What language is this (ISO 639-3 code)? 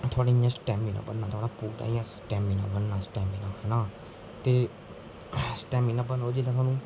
doi